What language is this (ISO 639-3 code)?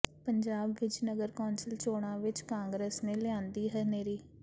pan